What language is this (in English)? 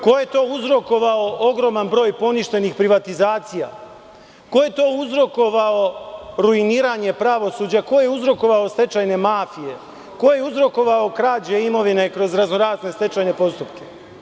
Serbian